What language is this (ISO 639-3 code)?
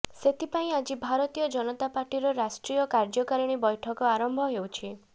ori